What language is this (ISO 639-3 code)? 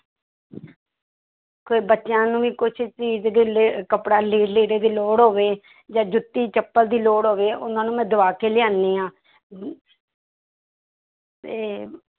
pan